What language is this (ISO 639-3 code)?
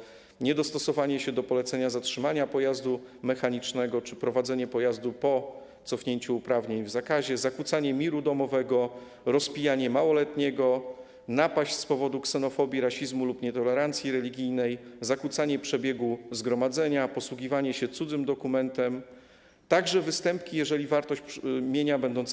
pol